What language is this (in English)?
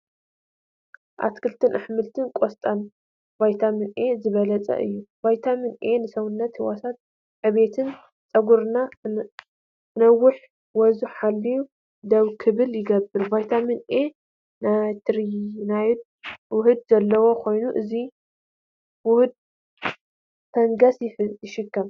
Tigrinya